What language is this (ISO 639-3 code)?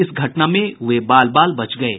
hin